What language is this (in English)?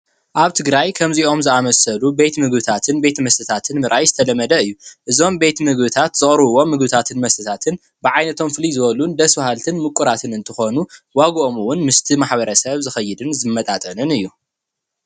Tigrinya